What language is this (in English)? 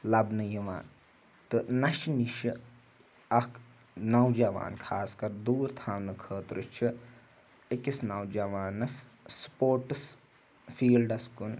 Kashmiri